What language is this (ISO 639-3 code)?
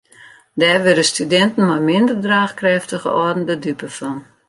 fry